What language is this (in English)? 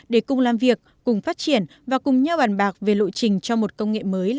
Vietnamese